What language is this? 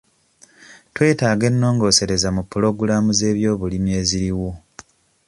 Ganda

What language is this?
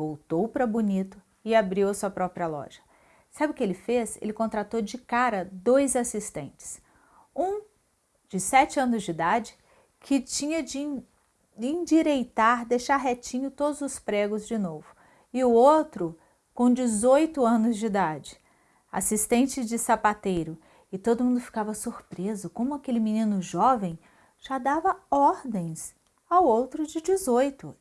Portuguese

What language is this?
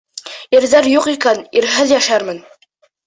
Bashkir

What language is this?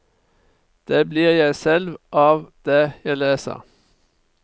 Norwegian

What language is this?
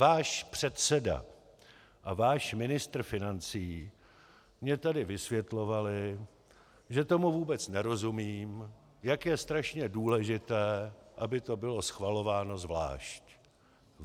Czech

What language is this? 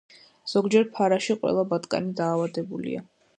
Georgian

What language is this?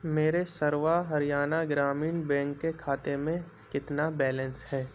Urdu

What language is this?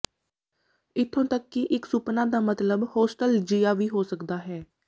Punjabi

